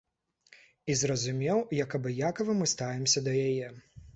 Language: Belarusian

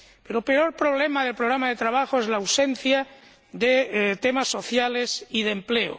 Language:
Spanish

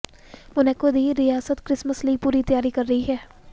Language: Punjabi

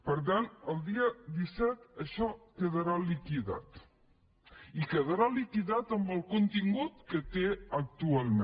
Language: Catalan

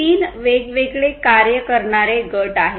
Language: Marathi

